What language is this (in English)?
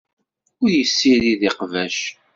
Kabyle